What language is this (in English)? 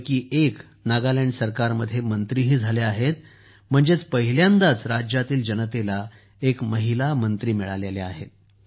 Marathi